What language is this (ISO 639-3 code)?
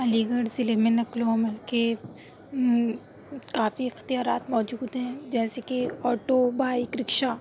urd